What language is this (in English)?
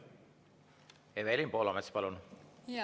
Estonian